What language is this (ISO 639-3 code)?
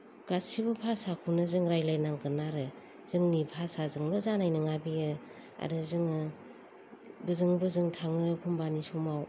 brx